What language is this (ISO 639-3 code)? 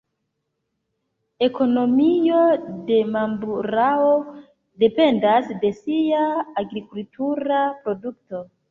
epo